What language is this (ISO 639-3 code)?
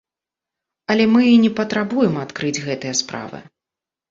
bel